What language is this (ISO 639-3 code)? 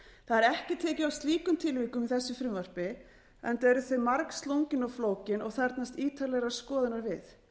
isl